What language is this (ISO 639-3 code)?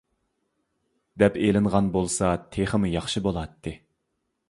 uig